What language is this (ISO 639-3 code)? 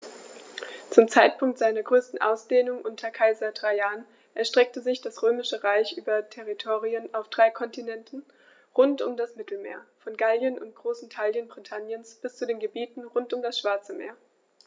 deu